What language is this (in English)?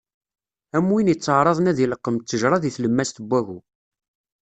Kabyle